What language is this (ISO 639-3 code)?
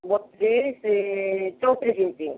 ori